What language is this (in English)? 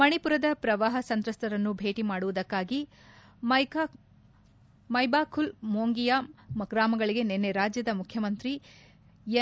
Kannada